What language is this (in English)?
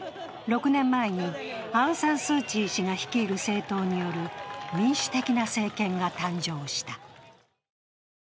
Japanese